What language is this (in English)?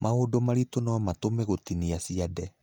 Kikuyu